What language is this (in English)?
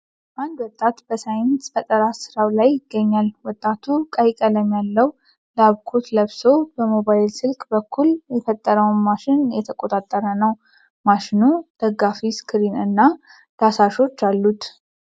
Amharic